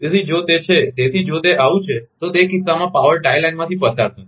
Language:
Gujarati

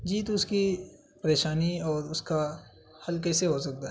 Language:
Urdu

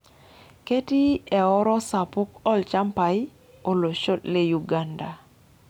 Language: Masai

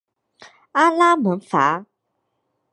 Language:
Chinese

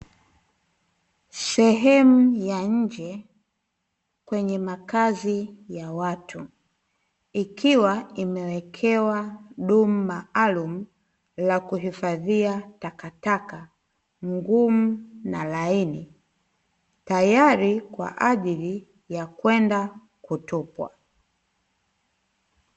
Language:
Swahili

